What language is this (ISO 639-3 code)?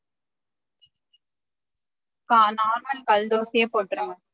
tam